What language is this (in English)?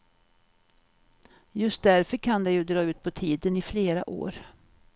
Swedish